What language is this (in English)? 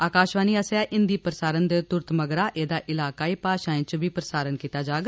Dogri